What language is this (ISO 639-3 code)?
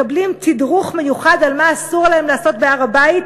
heb